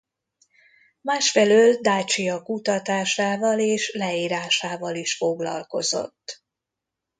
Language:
Hungarian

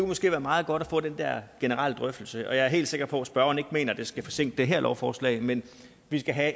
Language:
Danish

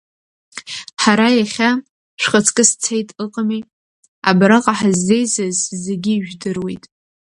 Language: Abkhazian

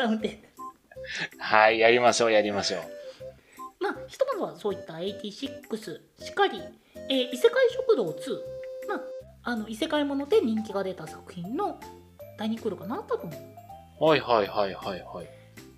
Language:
Japanese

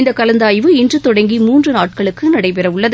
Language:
Tamil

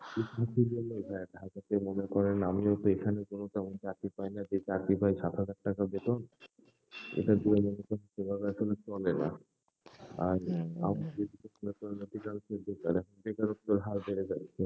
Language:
Bangla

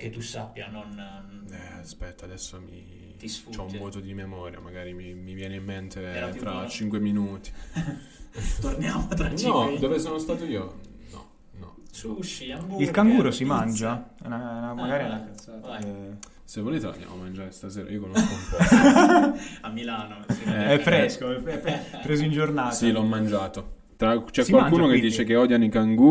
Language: Italian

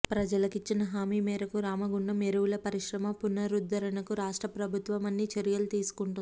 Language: Telugu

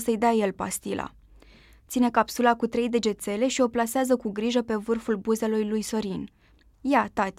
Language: Romanian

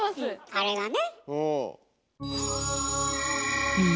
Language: Japanese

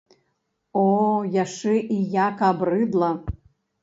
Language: Belarusian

